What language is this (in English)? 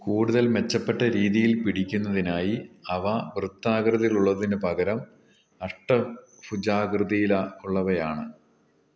Malayalam